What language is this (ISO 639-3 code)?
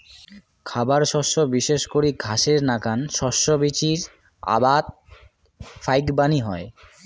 ben